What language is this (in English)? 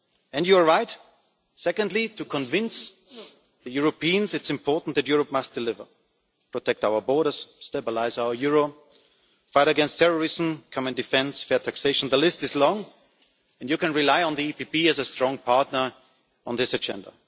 English